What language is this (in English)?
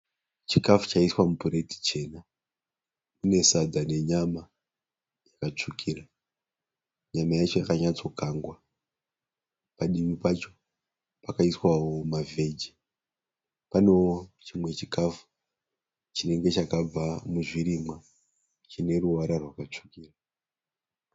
Shona